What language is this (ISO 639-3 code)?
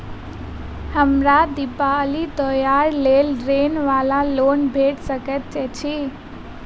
mai